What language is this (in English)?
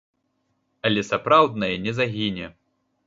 Belarusian